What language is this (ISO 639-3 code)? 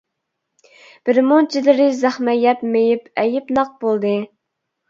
uig